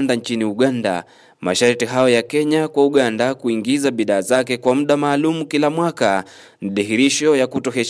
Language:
Swahili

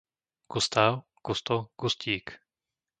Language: Slovak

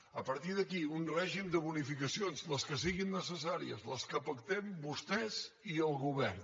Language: Catalan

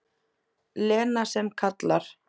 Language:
Icelandic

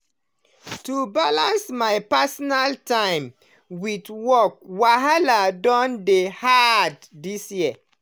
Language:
Nigerian Pidgin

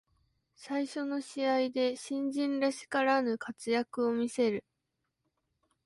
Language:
Japanese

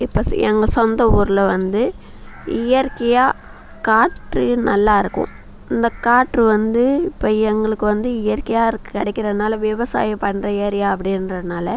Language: Tamil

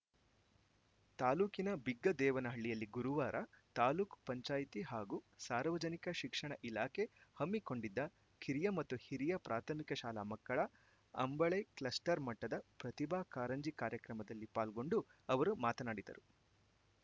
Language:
Kannada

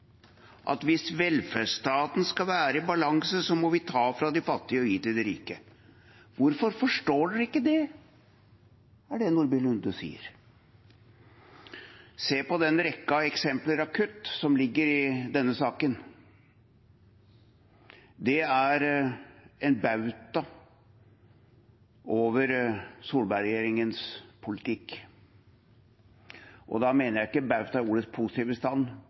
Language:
Norwegian Bokmål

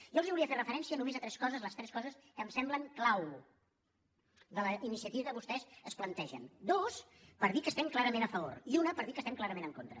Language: Catalan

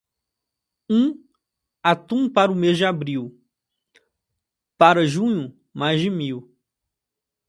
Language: Portuguese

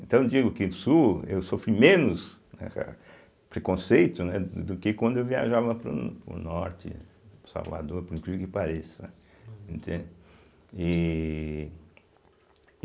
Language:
Portuguese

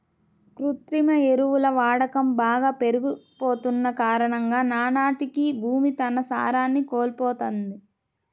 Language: Telugu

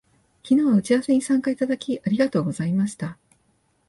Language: Japanese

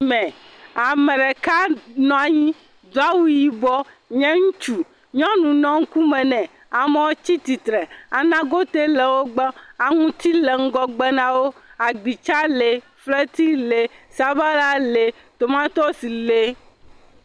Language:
Ewe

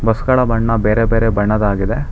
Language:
Kannada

